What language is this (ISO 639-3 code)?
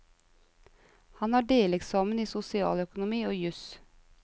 nor